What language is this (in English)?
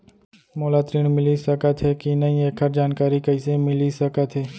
Chhattisgarhi